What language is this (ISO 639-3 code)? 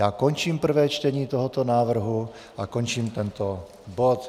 ces